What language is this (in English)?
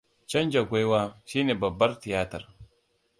Hausa